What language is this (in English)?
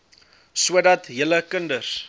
Afrikaans